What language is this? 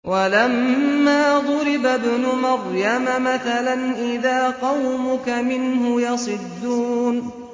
Arabic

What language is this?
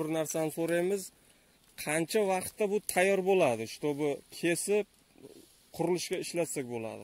Turkish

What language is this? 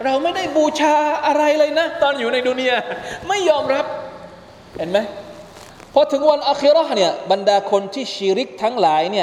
Thai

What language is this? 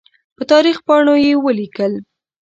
Pashto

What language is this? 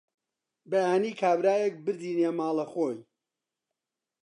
Central Kurdish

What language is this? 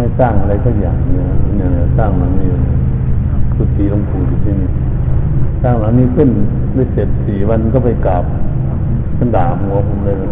Thai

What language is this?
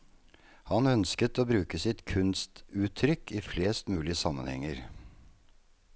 Norwegian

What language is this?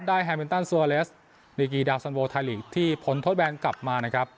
Thai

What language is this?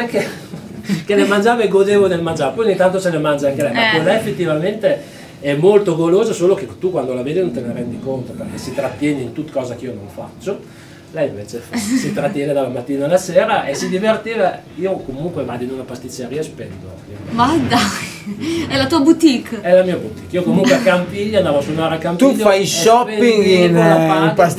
Italian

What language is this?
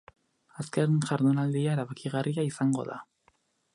Basque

